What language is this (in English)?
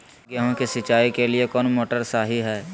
Magahi